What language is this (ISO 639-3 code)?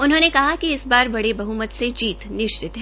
hin